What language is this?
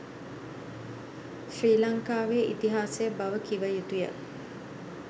Sinhala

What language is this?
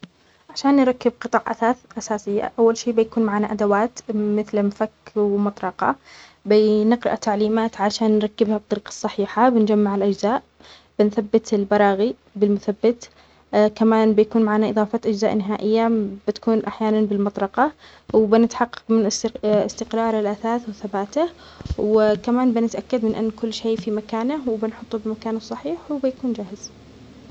Omani Arabic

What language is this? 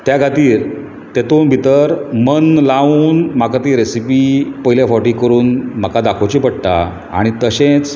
Konkani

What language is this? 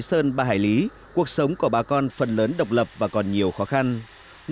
Vietnamese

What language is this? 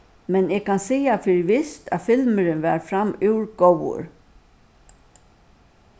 Faroese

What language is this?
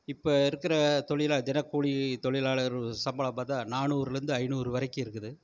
Tamil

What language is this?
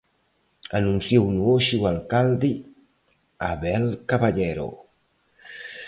Galician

